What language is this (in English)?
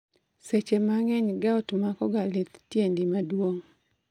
Luo (Kenya and Tanzania)